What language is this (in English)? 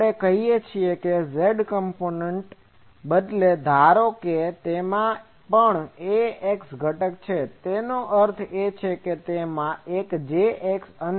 Gujarati